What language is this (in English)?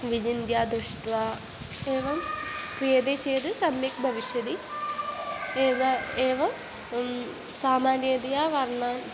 Sanskrit